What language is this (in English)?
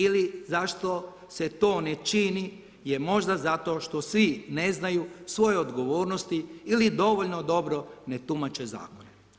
Croatian